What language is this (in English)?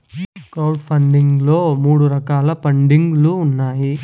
Telugu